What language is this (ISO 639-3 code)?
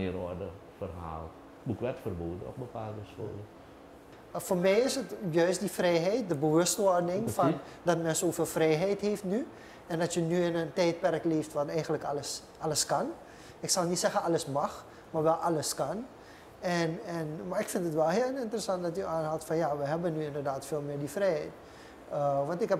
nld